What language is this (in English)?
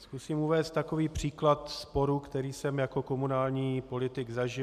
Czech